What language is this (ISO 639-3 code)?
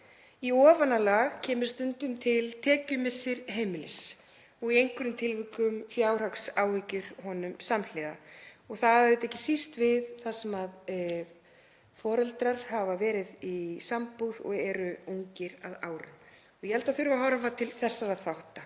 isl